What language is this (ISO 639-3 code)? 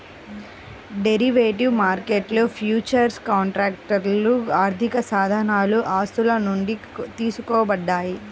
tel